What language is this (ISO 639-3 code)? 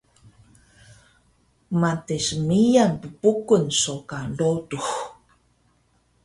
trv